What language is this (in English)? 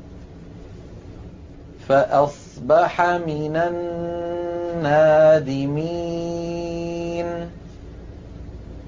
Arabic